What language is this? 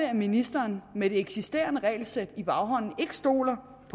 Danish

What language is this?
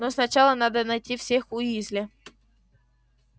Russian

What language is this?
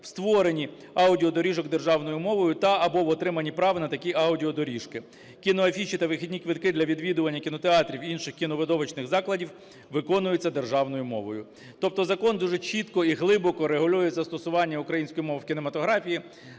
Ukrainian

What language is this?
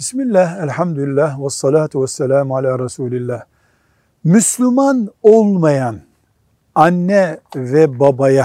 Turkish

